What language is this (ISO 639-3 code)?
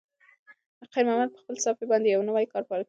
pus